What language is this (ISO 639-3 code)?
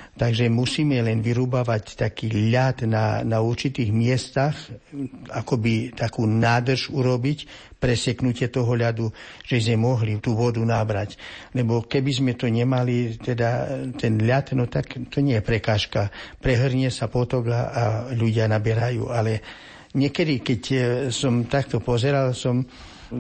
slk